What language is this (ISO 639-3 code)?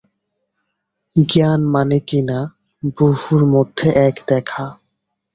ben